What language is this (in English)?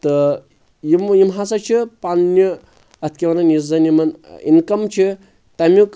Kashmiri